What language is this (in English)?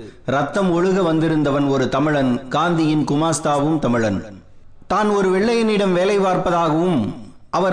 Tamil